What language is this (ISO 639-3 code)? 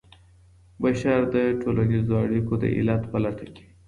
pus